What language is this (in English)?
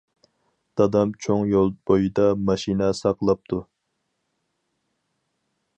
Uyghur